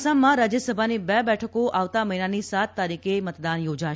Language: Gujarati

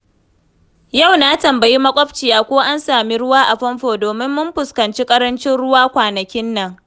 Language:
Hausa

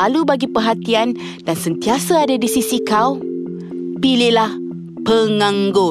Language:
Malay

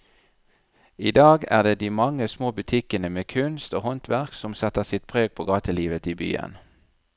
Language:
Norwegian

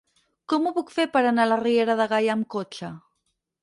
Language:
Catalan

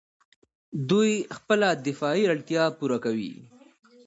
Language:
Pashto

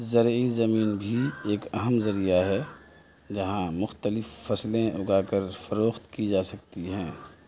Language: Urdu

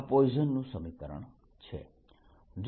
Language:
Gujarati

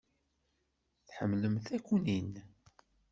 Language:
Kabyle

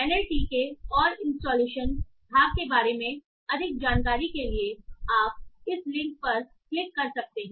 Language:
Hindi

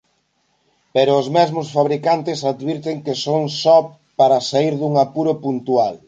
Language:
Galician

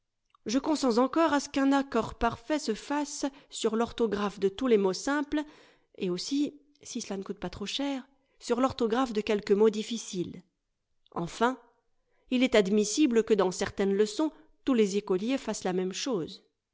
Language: French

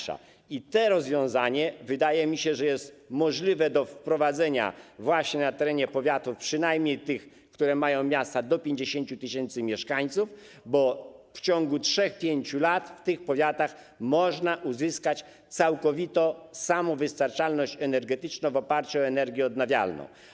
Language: Polish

